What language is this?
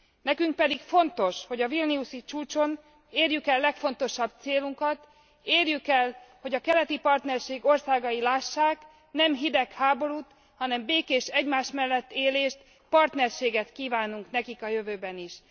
Hungarian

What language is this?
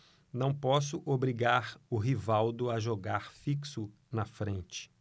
Portuguese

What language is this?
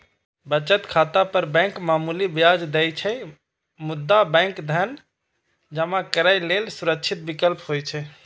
Maithili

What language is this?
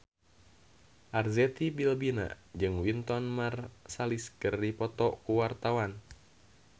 Sundanese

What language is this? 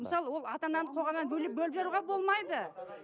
Kazakh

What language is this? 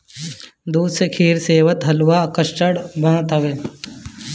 Bhojpuri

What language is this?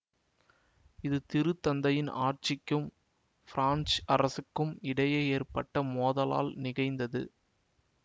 Tamil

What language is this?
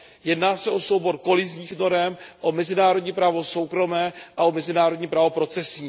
Czech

